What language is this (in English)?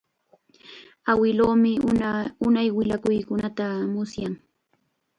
Chiquián Ancash Quechua